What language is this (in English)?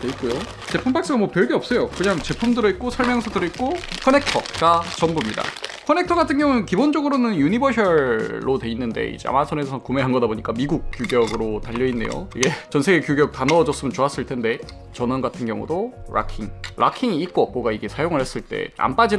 Korean